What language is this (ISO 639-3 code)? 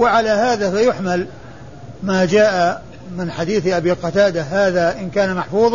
ara